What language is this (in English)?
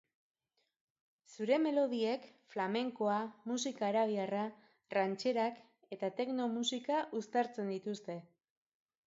Basque